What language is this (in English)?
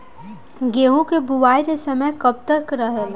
Bhojpuri